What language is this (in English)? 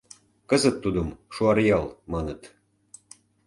Mari